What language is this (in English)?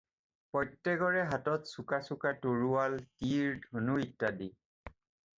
Assamese